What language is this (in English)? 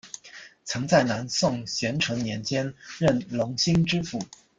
Chinese